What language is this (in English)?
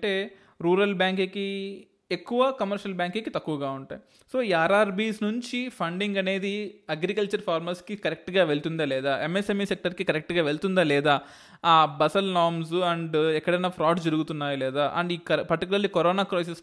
Telugu